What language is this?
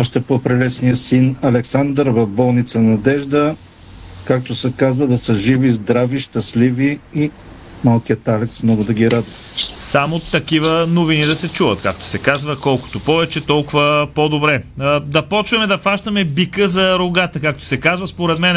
Bulgarian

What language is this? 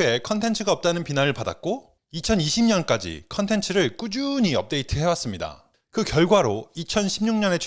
Korean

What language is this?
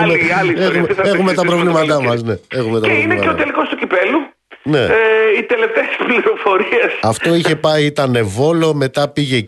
Greek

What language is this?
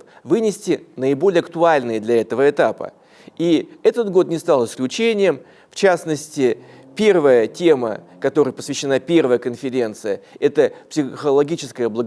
Russian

